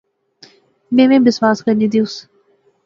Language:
Pahari-Potwari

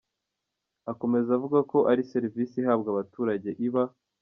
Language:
Kinyarwanda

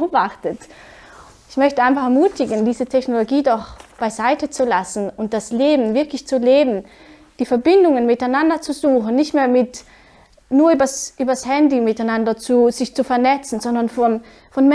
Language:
German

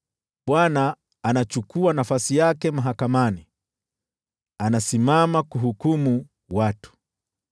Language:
Swahili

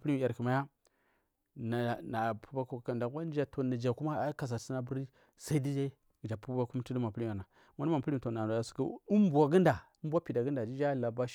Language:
Marghi South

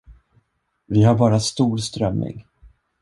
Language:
Swedish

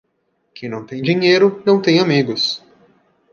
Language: Portuguese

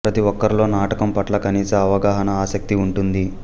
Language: Telugu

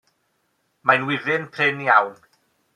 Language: Welsh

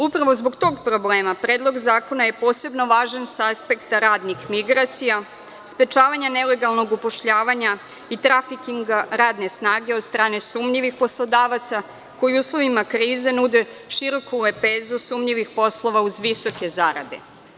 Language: Serbian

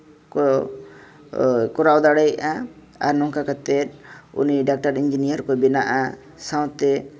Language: Santali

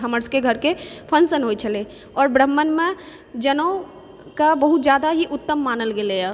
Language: Maithili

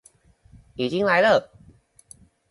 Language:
Chinese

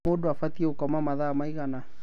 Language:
Kikuyu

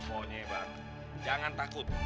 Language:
Indonesian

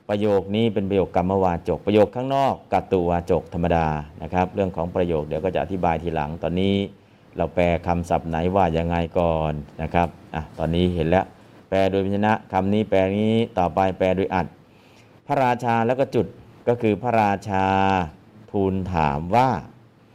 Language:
Thai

